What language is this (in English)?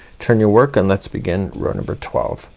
English